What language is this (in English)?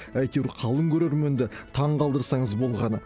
Kazakh